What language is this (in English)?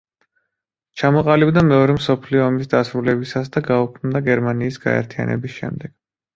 Georgian